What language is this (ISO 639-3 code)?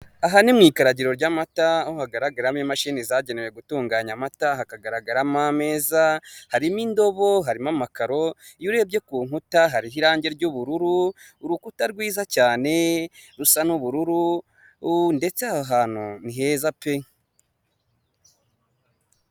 kin